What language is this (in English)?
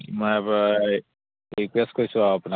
Assamese